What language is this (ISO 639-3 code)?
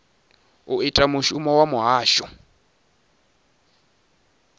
ven